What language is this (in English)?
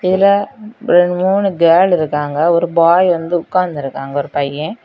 Tamil